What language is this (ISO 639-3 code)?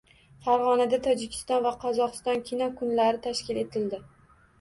uzb